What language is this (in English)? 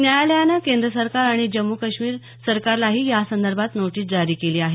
Marathi